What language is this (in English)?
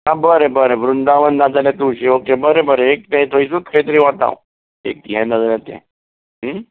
Konkani